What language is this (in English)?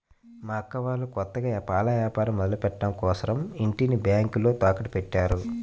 Telugu